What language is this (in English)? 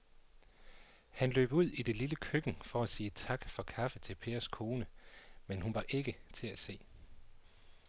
Danish